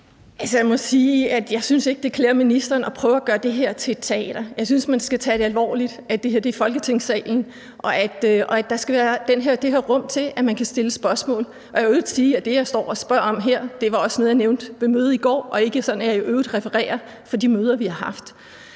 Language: Danish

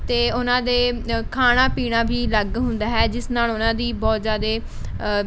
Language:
Punjabi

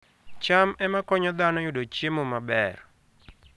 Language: Luo (Kenya and Tanzania)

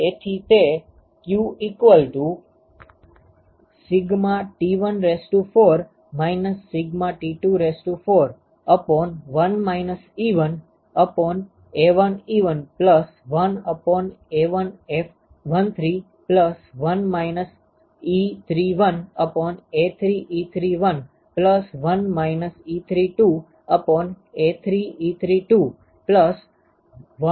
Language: Gujarati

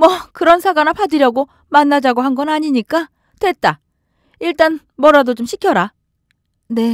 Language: Korean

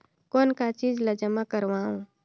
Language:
Chhattisgarhi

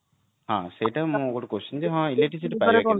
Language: Odia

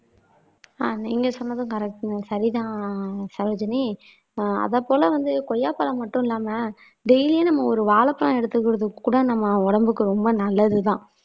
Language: Tamil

